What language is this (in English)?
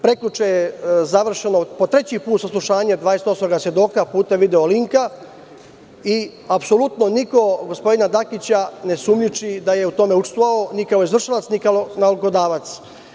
Serbian